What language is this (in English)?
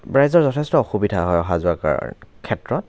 Assamese